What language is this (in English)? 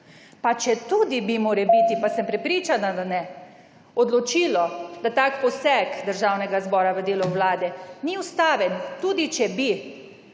Slovenian